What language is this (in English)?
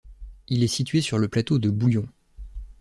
French